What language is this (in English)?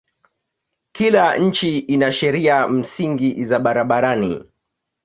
Swahili